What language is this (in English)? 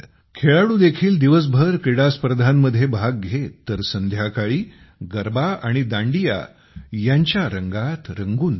Marathi